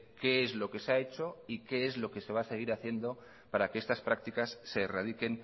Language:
Spanish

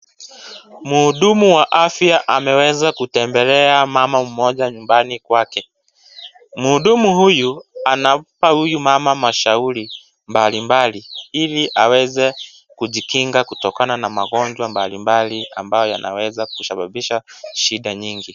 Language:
Swahili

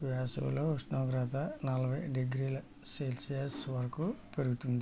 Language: Telugu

